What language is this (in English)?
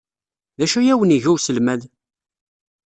Kabyle